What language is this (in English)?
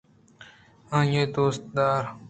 Eastern Balochi